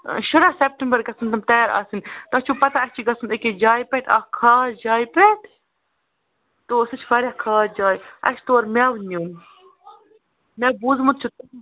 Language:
Kashmiri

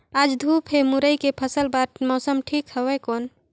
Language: Chhattisgarhi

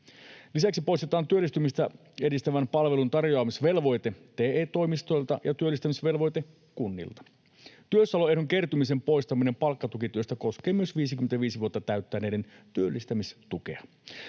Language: Finnish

